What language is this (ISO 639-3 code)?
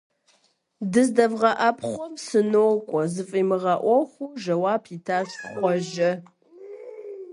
kbd